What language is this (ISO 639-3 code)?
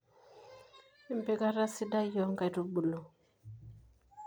mas